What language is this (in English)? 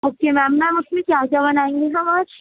Urdu